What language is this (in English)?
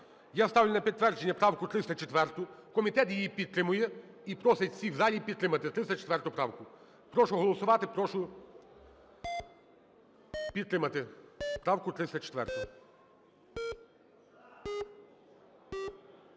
Ukrainian